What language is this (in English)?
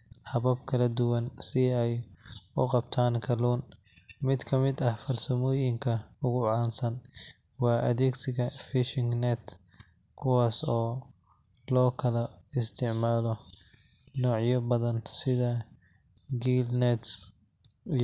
Somali